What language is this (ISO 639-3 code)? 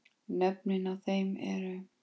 isl